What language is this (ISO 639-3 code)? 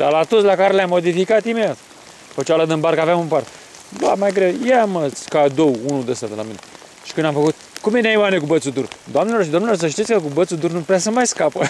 ron